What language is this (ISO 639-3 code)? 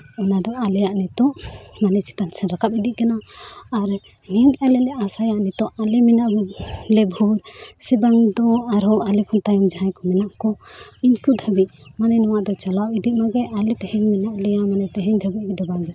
sat